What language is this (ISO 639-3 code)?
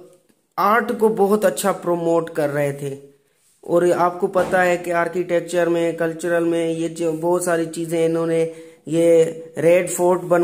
hin